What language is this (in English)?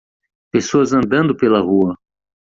Portuguese